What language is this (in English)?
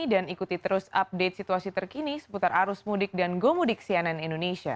Indonesian